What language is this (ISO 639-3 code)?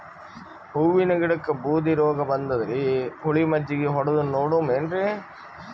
kan